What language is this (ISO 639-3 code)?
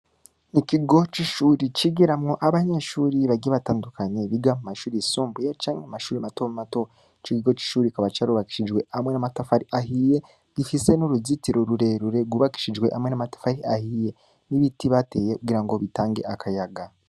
run